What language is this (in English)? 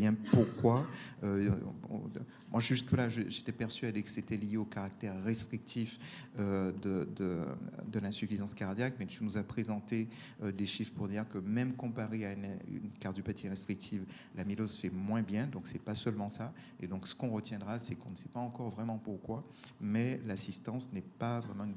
French